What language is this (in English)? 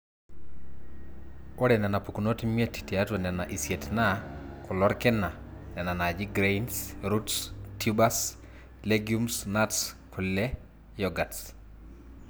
Masai